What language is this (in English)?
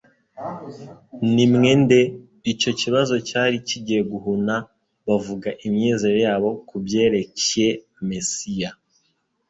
Kinyarwanda